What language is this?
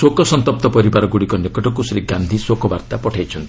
Odia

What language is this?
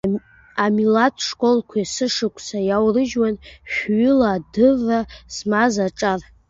Abkhazian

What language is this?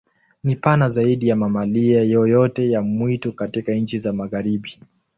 Swahili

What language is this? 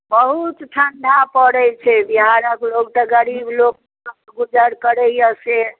Maithili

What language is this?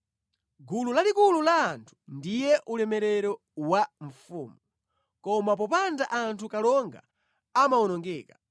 Nyanja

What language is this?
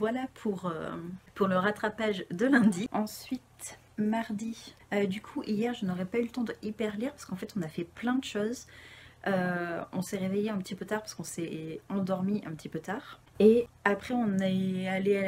French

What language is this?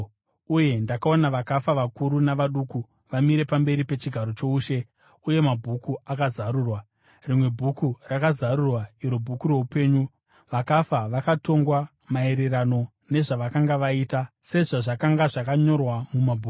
Shona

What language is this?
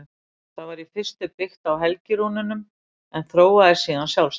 Icelandic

